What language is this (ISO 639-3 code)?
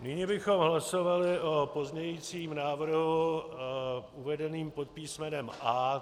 ces